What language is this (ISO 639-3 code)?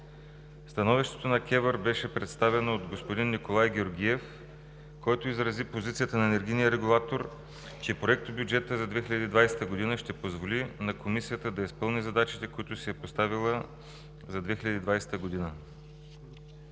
bul